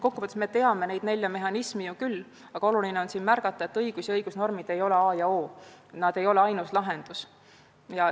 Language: Estonian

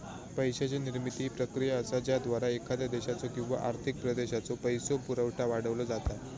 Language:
Marathi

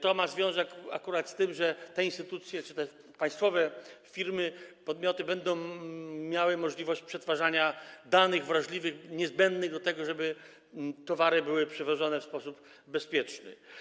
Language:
Polish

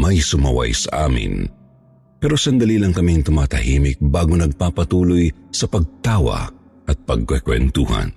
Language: Filipino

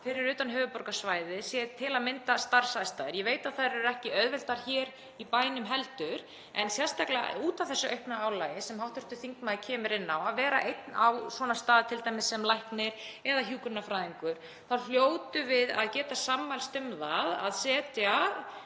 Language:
Icelandic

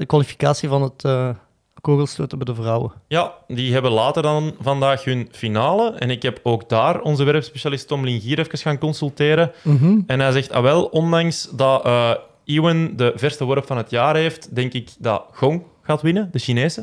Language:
Dutch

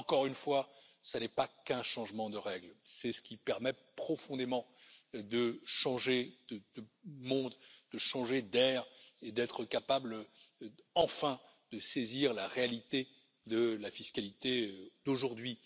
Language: French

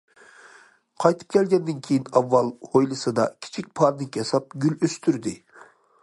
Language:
Uyghur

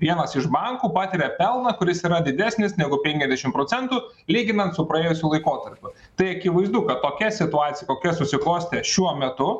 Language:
Lithuanian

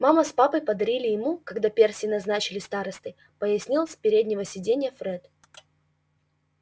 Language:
Russian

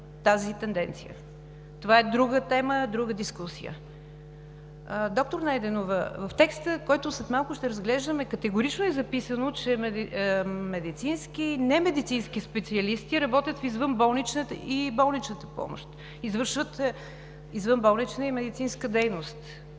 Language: Bulgarian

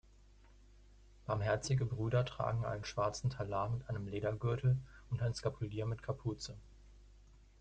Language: German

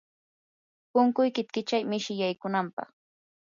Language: Yanahuanca Pasco Quechua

